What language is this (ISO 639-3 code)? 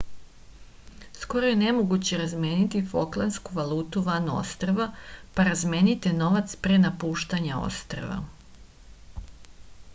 srp